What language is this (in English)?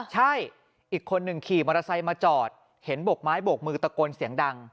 Thai